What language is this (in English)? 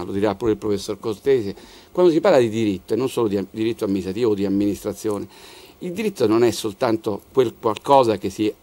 Italian